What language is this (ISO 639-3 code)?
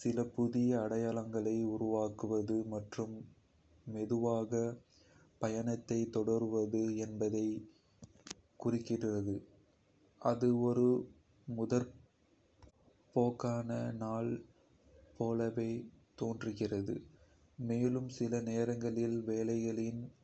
kfe